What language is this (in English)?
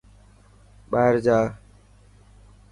Dhatki